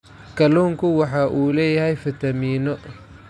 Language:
Somali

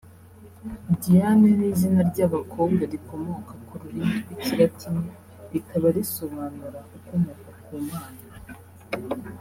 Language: Kinyarwanda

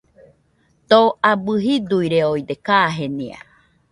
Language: Nüpode Huitoto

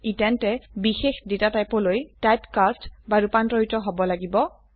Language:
Assamese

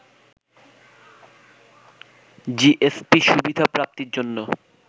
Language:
Bangla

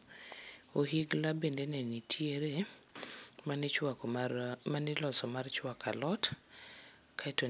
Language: Luo (Kenya and Tanzania)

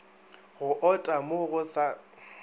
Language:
Northern Sotho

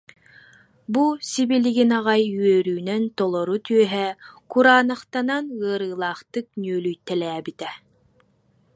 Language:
Yakut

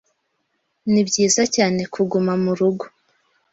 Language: Kinyarwanda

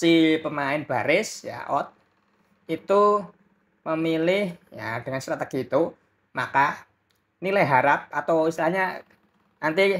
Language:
Indonesian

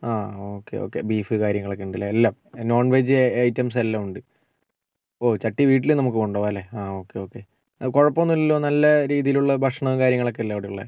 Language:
Malayalam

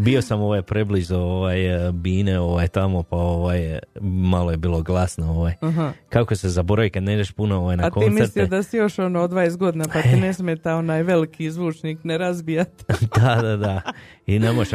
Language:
Croatian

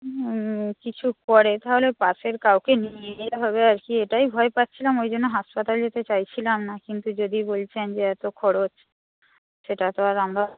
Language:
Bangla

